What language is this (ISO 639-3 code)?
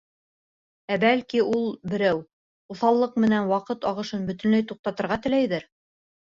bak